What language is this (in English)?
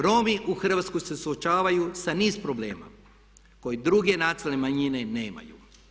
Croatian